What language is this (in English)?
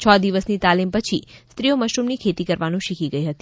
Gujarati